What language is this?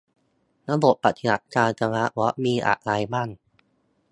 Thai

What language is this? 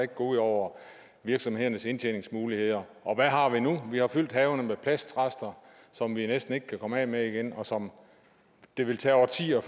Danish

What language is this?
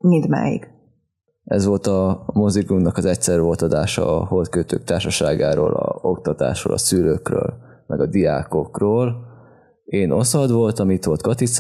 Hungarian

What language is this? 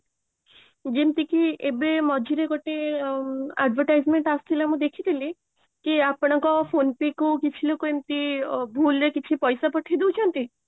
Odia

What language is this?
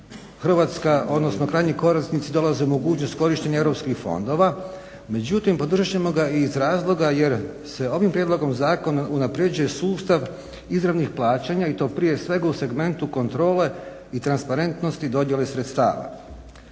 Croatian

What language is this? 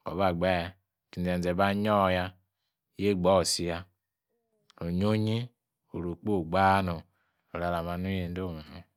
Yace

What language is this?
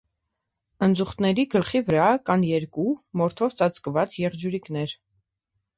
Armenian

